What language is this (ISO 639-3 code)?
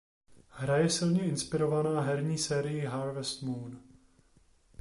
ces